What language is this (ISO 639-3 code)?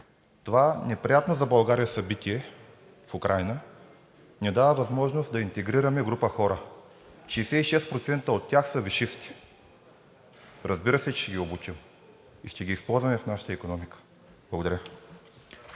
bul